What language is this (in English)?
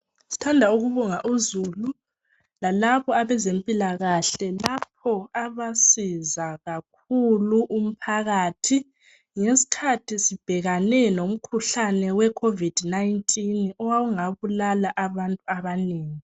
North Ndebele